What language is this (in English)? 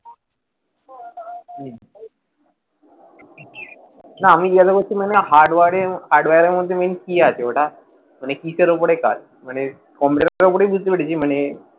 Bangla